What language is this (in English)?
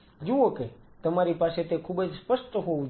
Gujarati